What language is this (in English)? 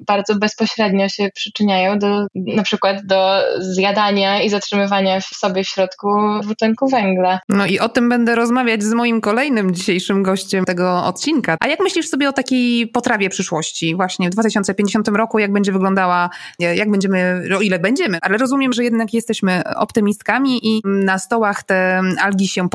Polish